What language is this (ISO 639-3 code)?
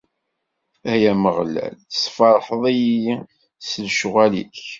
kab